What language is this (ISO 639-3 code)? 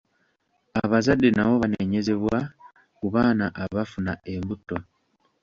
lug